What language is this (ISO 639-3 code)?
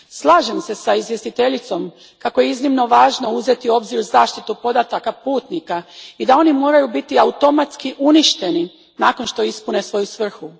hrv